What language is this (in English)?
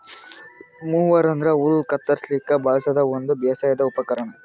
Kannada